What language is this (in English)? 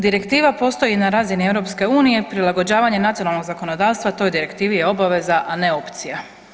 Croatian